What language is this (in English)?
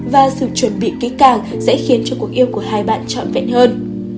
Vietnamese